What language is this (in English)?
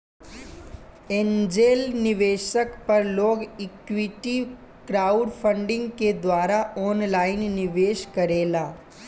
Bhojpuri